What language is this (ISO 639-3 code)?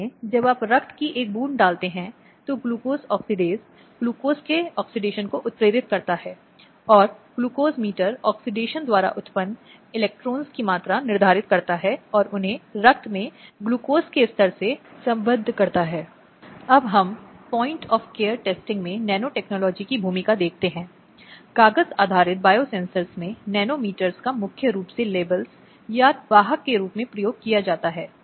hin